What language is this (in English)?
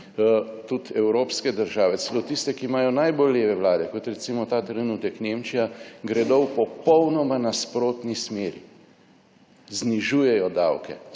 Slovenian